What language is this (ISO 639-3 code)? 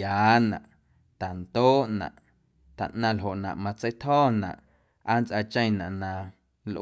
amu